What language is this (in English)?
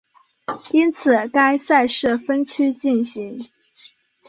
Chinese